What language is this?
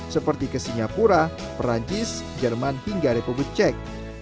Indonesian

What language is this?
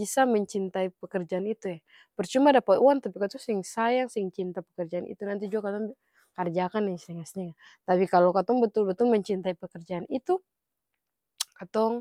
Ambonese Malay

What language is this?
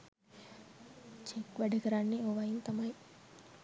Sinhala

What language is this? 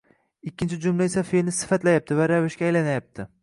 Uzbek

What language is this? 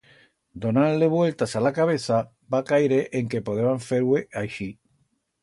Aragonese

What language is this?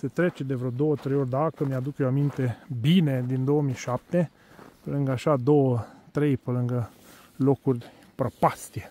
Romanian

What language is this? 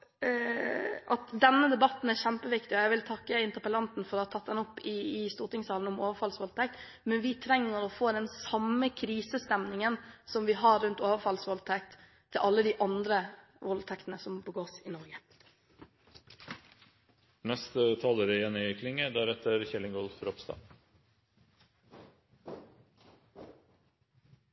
Norwegian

